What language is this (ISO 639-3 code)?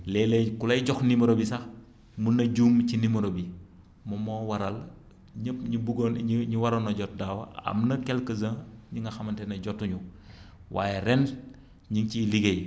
wol